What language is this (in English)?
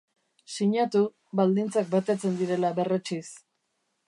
Basque